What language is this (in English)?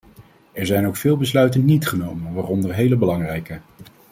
Dutch